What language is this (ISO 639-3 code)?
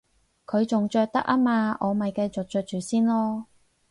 yue